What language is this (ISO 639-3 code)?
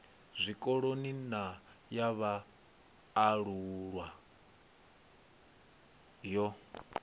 ven